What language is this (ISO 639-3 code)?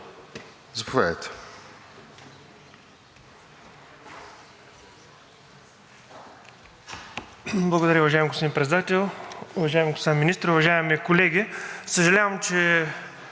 bul